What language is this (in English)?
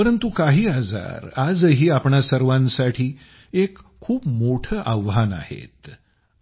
Marathi